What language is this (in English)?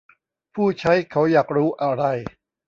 Thai